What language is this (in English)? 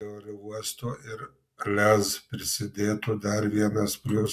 Lithuanian